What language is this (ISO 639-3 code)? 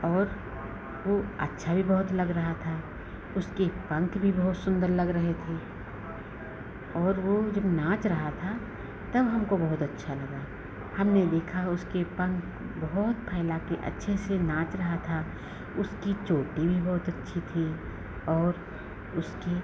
hin